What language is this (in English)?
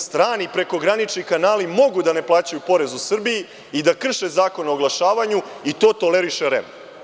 Serbian